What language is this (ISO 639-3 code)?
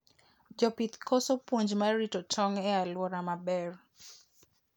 luo